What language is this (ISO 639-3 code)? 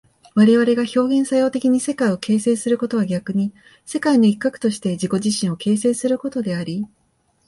jpn